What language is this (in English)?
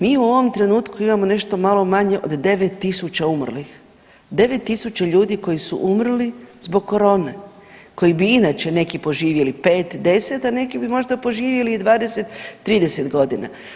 Croatian